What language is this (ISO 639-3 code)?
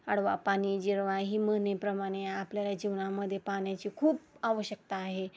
mar